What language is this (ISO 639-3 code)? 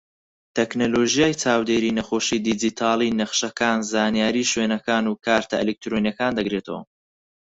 ckb